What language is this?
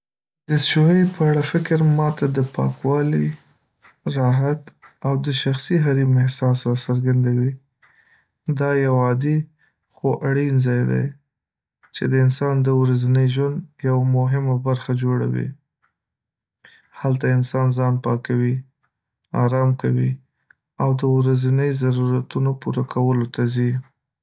Pashto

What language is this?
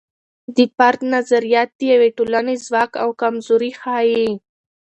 Pashto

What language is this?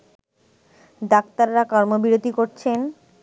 Bangla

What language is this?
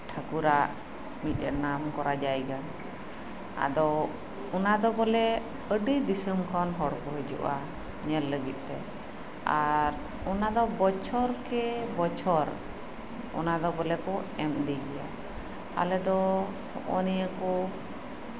Santali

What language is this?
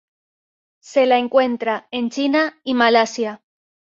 Spanish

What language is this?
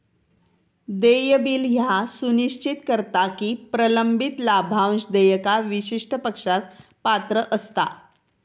Marathi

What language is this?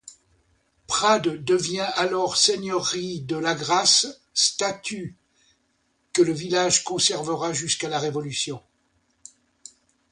French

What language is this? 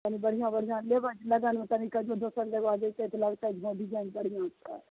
Maithili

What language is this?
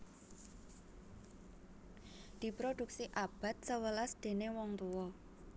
Javanese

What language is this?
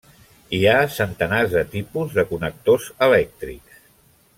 Catalan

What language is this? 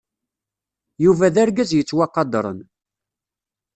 Kabyle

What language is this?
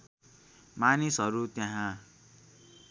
Nepali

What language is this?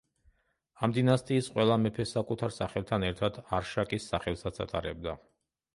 Georgian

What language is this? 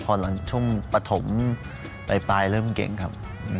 Thai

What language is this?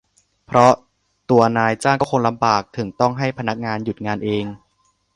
Thai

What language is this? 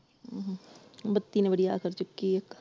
Punjabi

